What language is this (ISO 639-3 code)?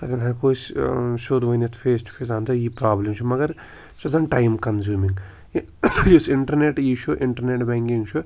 kas